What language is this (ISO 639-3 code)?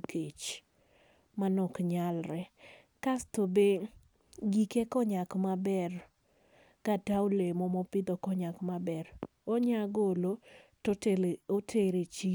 luo